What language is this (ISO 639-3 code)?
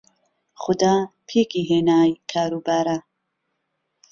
ckb